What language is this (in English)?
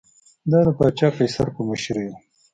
Pashto